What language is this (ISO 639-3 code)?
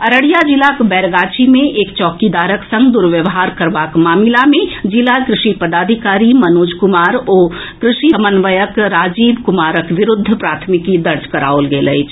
mai